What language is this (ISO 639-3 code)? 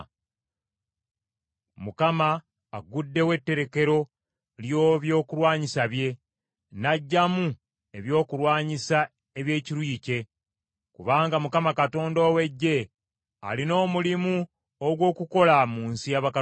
lug